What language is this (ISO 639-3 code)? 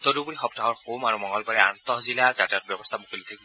asm